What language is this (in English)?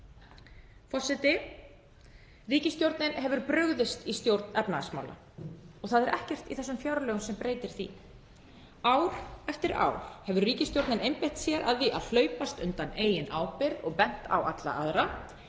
Icelandic